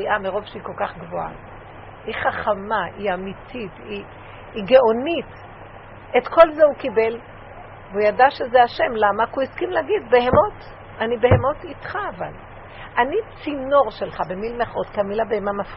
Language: Hebrew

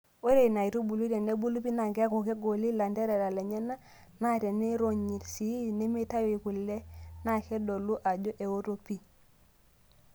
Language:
Masai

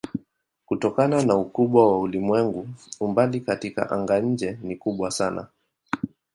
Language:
Swahili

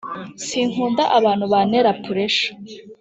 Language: Kinyarwanda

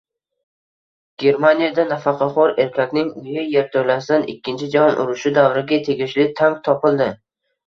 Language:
Uzbek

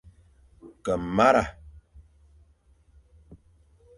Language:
Fang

